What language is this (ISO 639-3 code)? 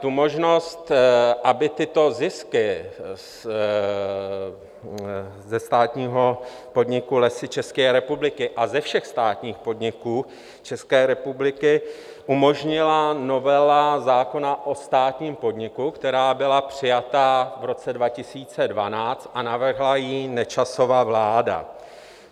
ces